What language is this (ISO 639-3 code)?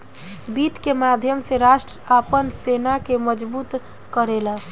bho